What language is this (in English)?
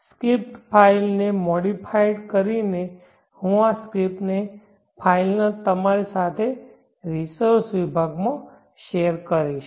Gujarati